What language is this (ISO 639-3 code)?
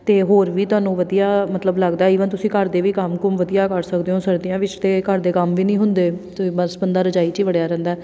pan